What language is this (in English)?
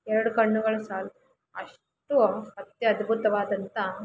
Kannada